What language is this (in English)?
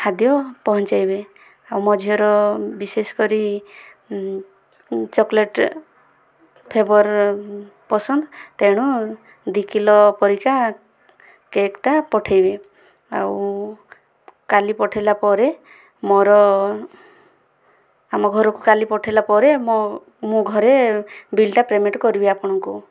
Odia